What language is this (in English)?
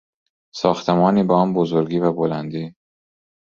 Persian